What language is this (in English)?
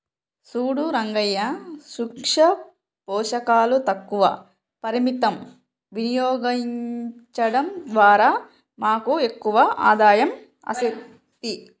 Telugu